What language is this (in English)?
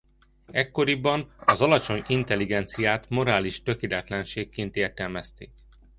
Hungarian